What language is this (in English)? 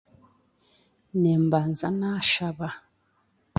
Chiga